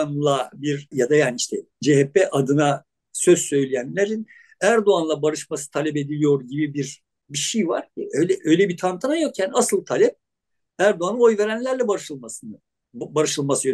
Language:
Turkish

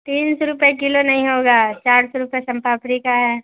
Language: Urdu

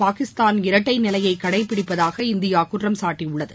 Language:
Tamil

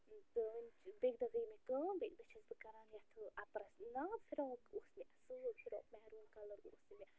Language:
Kashmiri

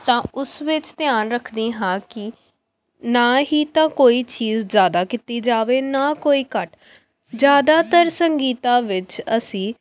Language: Punjabi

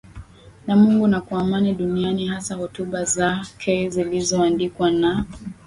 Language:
Swahili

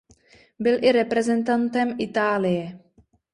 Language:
Czech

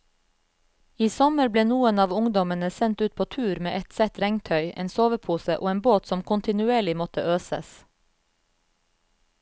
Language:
Norwegian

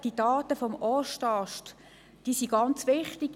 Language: Swiss German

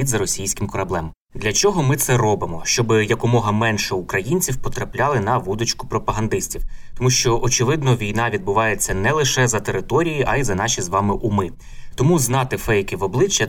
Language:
Ukrainian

